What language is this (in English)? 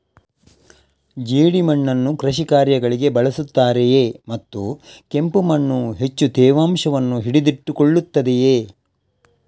Kannada